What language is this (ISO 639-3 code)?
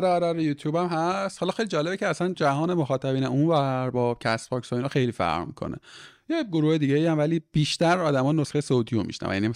fas